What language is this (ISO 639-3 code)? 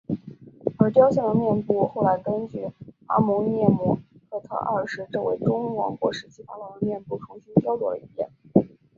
zho